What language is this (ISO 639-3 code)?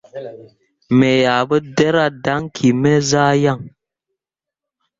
mua